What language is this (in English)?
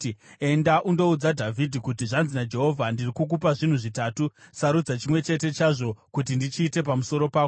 Shona